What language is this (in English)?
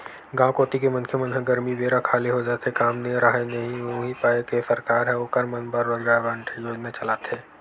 Chhattisgarhi